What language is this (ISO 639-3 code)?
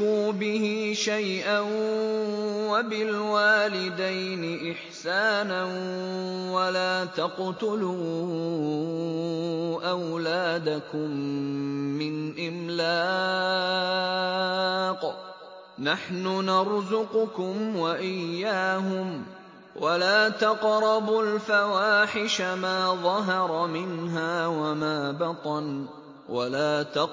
ara